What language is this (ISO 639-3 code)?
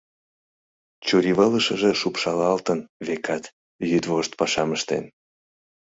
chm